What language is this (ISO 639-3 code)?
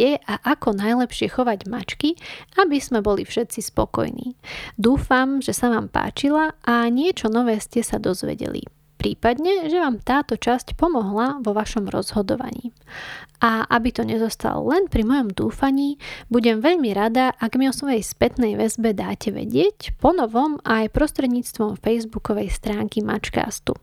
slk